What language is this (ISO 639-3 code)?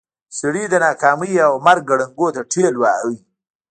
pus